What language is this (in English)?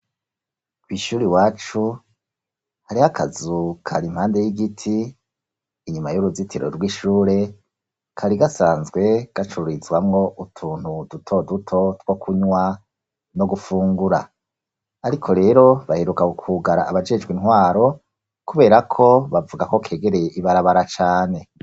Rundi